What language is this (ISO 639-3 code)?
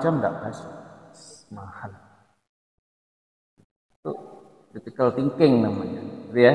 ind